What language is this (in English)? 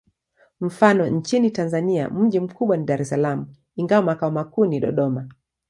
Swahili